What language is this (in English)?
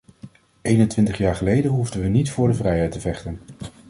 Dutch